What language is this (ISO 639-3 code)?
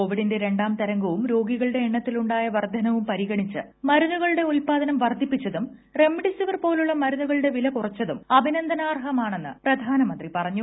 mal